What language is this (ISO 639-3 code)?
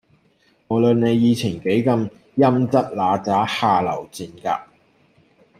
yue